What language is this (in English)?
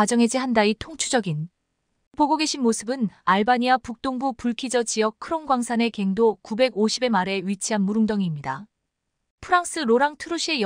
Korean